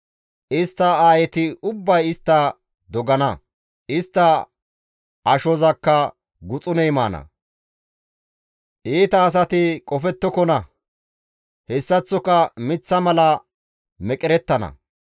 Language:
Gamo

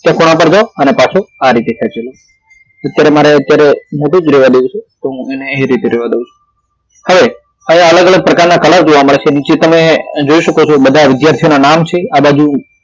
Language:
Gujarati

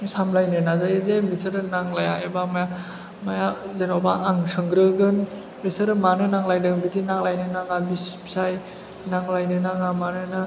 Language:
Bodo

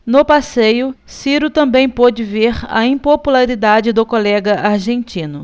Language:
Portuguese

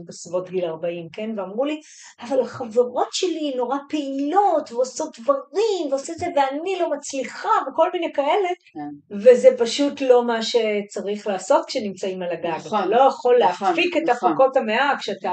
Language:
Hebrew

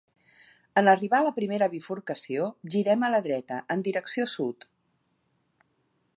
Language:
Catalan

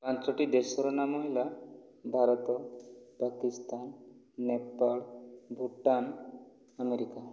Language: Odia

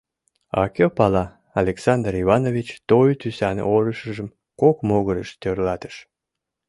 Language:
Mari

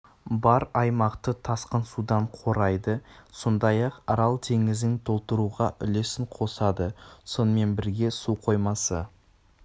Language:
Kazakh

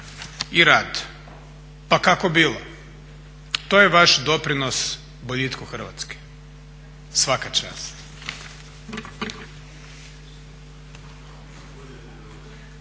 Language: Croatian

